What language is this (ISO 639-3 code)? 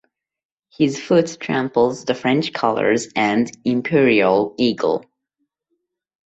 eng